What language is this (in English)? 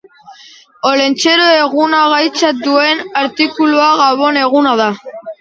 Basque